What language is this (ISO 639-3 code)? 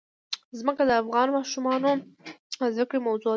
pus